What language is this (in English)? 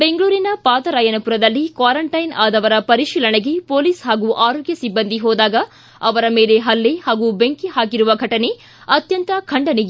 Kannada